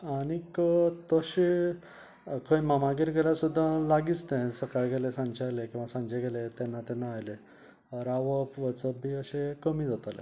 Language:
Konkani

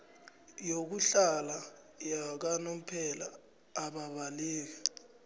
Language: South Ndebele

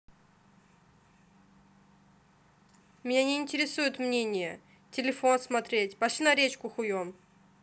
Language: Russian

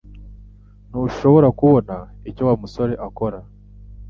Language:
Kinyarwanda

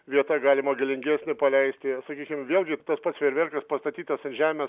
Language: Lithuanian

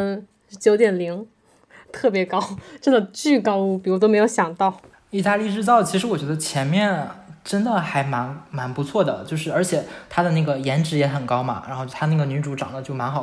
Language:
Chinese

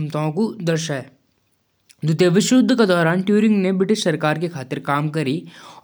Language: Jaunsari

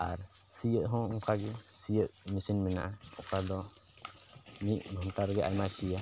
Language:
Santali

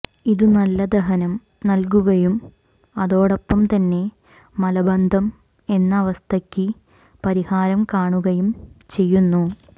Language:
Malayalam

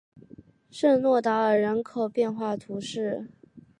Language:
Chinese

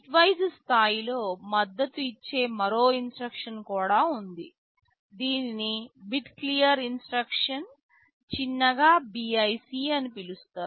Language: Telugu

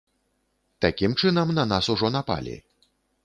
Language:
Belarusian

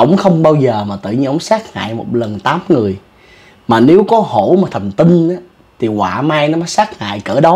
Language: Vietnamese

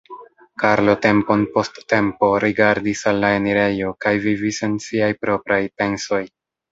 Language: Esperanto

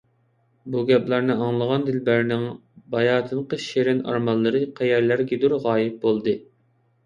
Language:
Uyghur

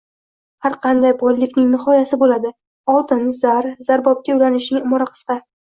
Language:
Uzbek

